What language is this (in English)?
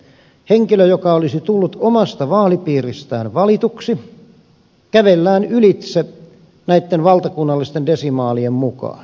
Finnish